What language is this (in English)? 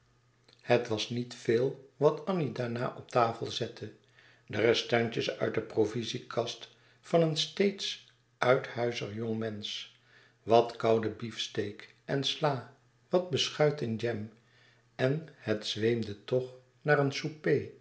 Dutch